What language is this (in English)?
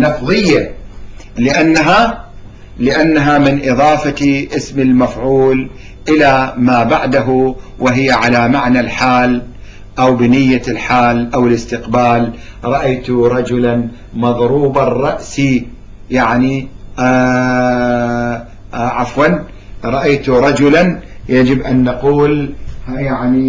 Arabic